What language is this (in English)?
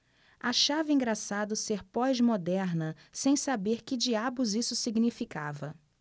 Portuguese